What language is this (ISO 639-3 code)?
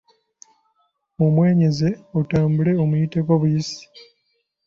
lug